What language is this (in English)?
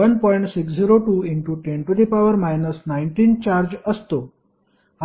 Marathi